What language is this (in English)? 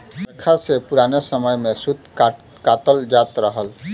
Bhojpuri